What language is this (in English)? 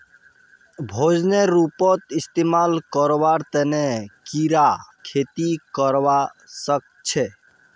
Magahi